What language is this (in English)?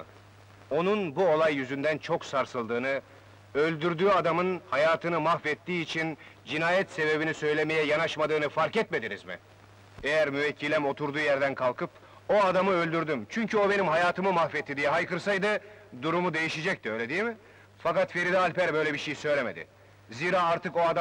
Turkish